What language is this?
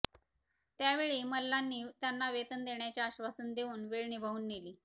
Marathi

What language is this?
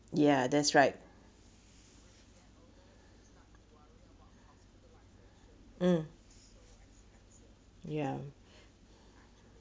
English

